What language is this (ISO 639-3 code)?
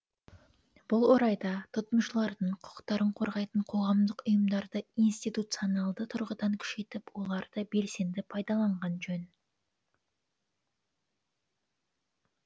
kaz